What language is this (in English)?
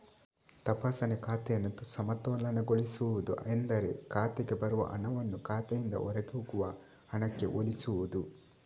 Kannada